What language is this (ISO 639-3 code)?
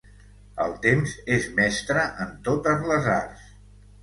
cat